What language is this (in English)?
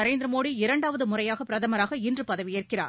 Tamil